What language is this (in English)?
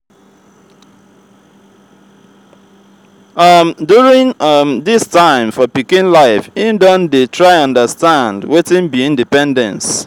Nigerian Pidgin